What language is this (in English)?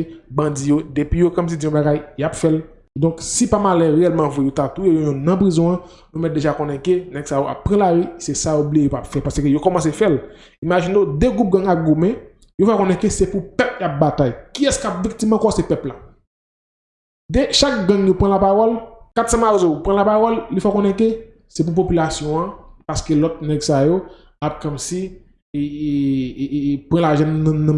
French